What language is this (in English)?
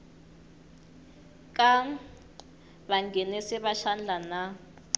Tsonga